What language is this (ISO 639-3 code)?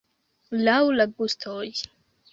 epo